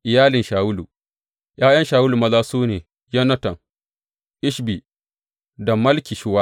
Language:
Hausa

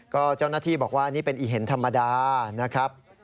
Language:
Thai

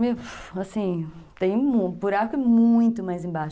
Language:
Portuguese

